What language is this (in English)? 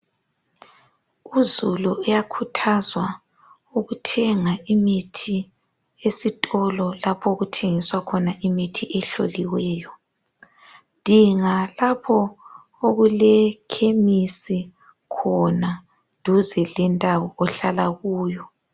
North Ndebele